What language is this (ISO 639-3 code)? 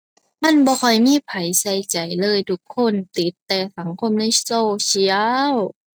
tha